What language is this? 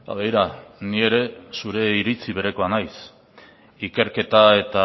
Basque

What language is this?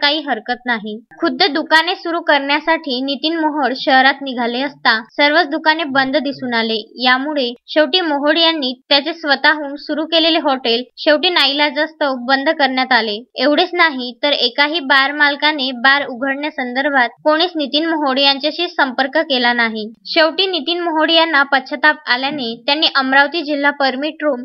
Marathi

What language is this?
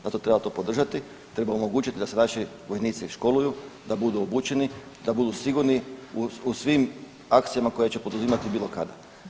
Croatian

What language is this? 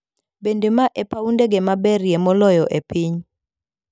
Luo (Kenya and Tanzania)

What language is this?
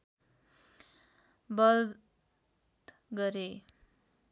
Nepali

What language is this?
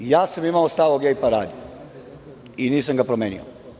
Serbian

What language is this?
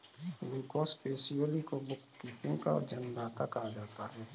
Hindi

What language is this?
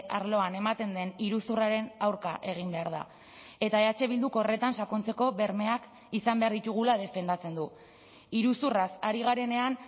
Basque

